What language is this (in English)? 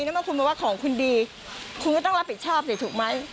Thai